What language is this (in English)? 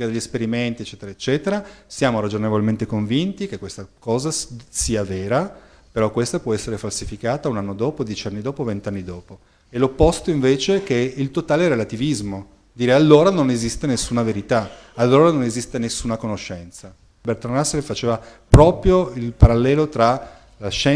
Italian